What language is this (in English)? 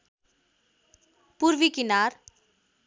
Nepali